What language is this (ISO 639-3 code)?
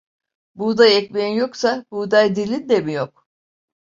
tur